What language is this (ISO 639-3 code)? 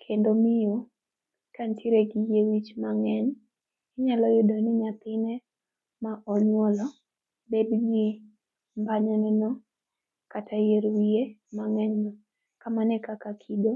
luo